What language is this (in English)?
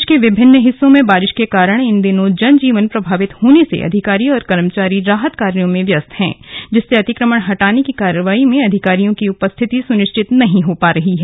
Hindi